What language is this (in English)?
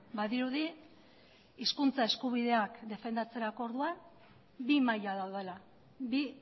Basque